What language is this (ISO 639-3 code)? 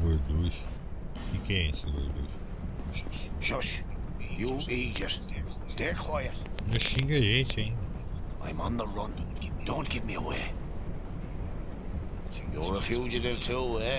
por